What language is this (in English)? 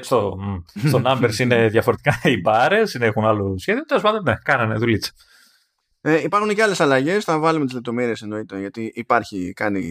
Greek